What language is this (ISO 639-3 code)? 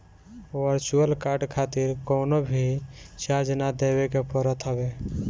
bho